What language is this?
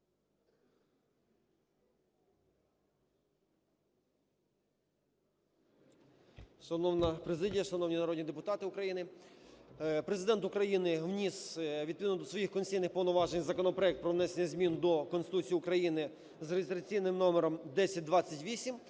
Ukrainian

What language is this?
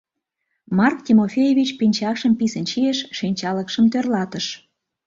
Mari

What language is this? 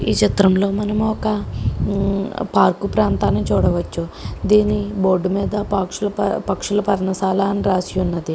Telugu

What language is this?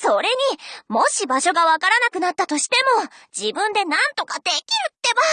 Japanese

